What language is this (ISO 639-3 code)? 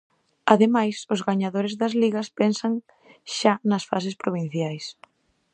glg